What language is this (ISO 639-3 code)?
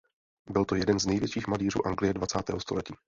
ces